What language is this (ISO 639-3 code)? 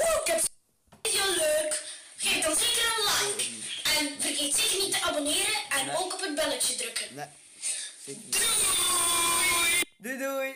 nld